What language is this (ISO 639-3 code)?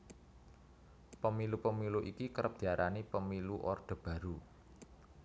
jav